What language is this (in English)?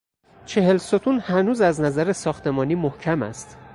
Persian